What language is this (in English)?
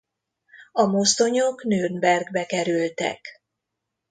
Hungarian